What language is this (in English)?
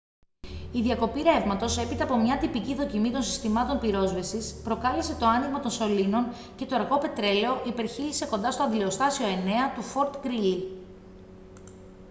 Greek